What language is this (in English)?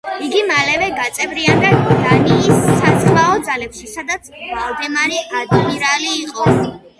Georgian